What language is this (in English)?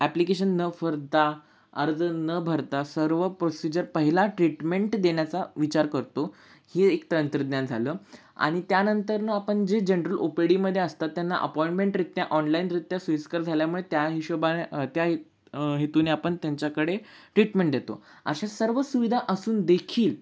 Marathi